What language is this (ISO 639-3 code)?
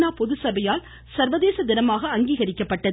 tam